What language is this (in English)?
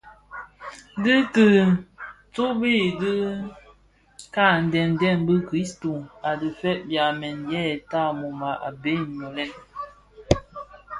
Bafia